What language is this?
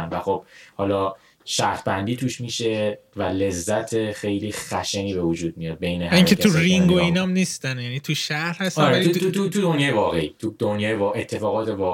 Persian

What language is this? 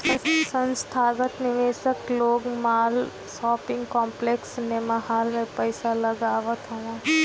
Bhojpuri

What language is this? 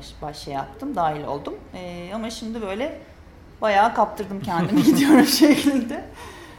Turkish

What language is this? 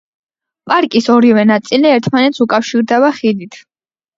Georgian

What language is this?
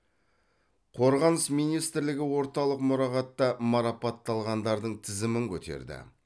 Kazakh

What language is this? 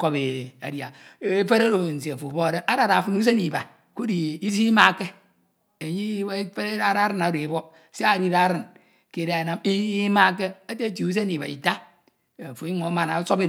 Ito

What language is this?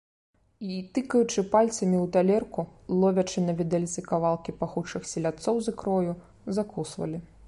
Belarusian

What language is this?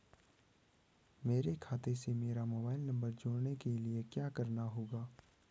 Hindi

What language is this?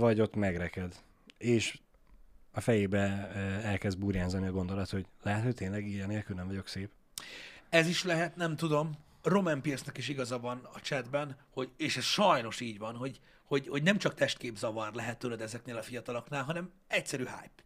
Hungarian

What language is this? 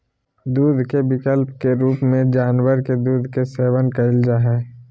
Magahi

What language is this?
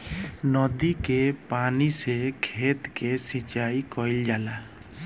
Bhojpuri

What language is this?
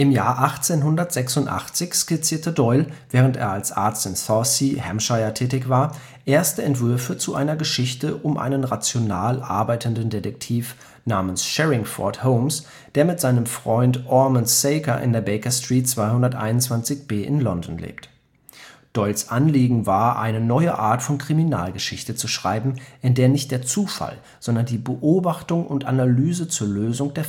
German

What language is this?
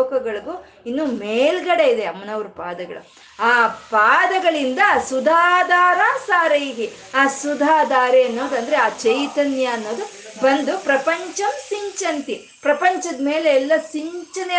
Kannada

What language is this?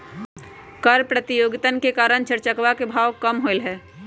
Magahi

